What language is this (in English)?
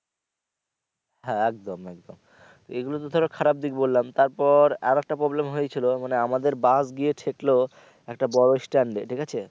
Bangla